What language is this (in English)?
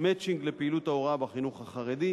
Hebrew